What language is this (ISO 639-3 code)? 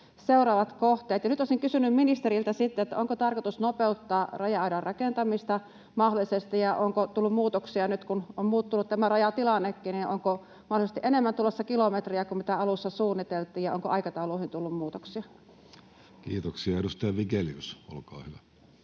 fin